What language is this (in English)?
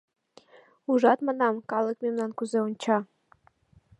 Mari